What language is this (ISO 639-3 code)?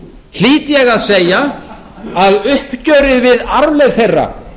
isl